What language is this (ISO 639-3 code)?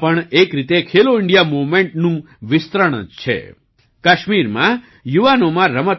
guj